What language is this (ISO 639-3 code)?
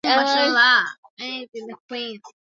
swa